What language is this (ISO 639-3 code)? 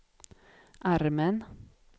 swe